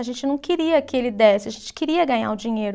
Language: Portuguese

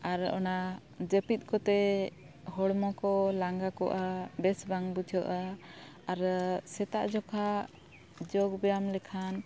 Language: Santali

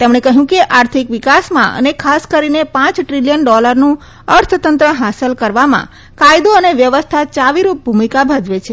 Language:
Gujarati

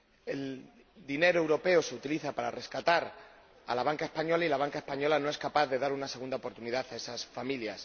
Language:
Spanish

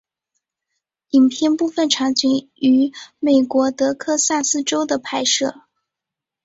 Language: Chinese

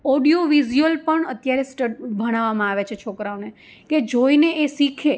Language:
Gujarati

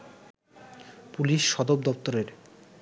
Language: Bangla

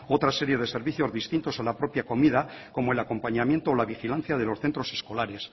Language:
Spanish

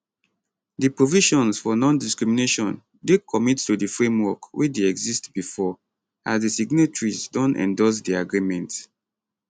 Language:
Nigerian Pidgin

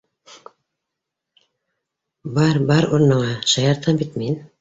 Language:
Bashkir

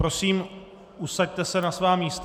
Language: Czech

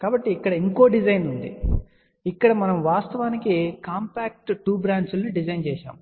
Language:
Telugu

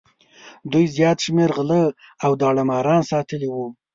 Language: Pashto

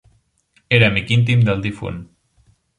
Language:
Catalan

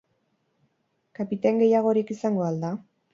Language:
Basque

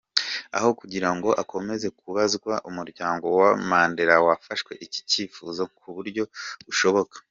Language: Kinyarwanda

